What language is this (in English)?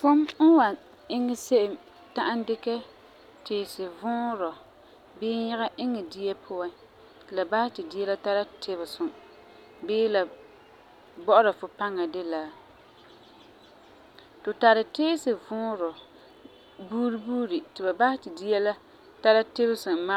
Frafra